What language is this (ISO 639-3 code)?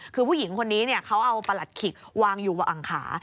tha